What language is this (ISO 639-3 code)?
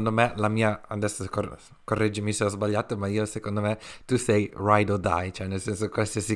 ita